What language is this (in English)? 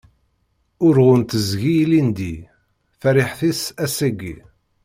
Kabyle